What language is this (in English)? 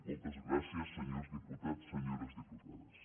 Catalan